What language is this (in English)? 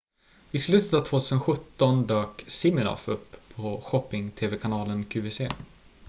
Swedish